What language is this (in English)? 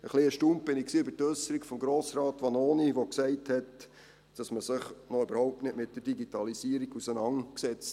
Swiss German